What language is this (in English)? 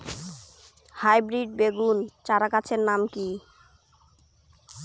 Bangla